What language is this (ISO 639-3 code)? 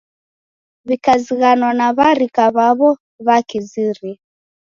dav